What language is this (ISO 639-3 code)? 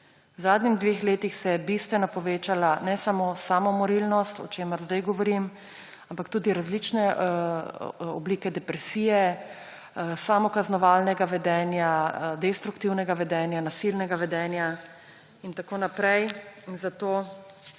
slv